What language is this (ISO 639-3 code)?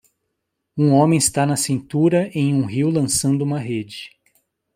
por